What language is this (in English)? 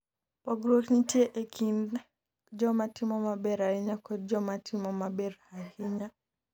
Luo (Kenya and Tanzania)